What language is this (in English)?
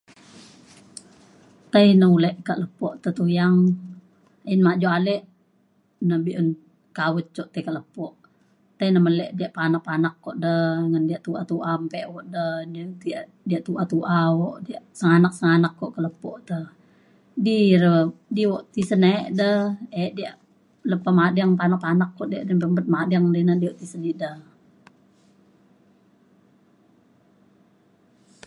Mainstream Kenyah